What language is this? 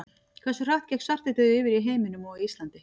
Icelandic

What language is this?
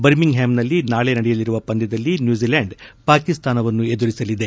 Kannada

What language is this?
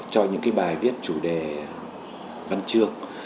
Vietnamese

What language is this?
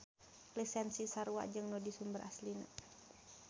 Sundanese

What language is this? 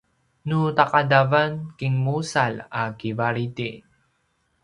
Paiwan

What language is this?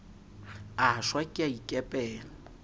Southern Sotho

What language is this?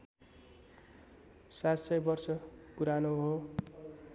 Nepali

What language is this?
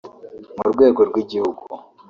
Kinyarwanda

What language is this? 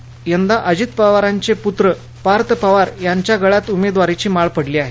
Marathi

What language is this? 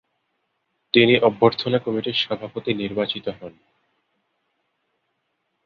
Bangla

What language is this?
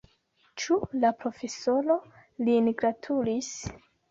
Esperanto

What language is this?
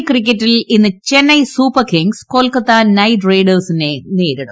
Malayalam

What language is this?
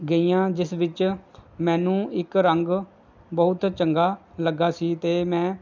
Punjabi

